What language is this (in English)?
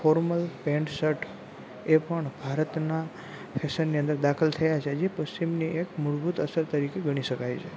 Gujarati